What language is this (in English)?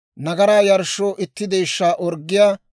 Dawro